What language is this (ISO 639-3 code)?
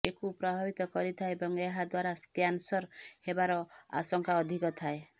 ori